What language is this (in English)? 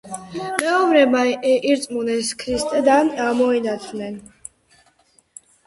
Georgian